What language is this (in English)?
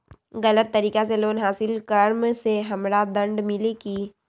Magahi